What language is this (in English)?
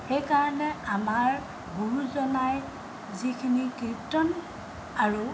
Assamese